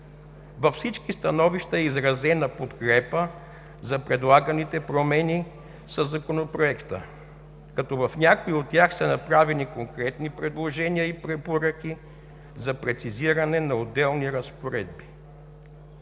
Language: Bulgarian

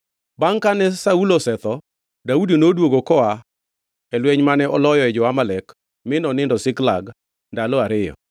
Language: Luo (Kenya and Tanzania)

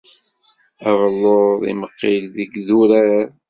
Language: Kabyle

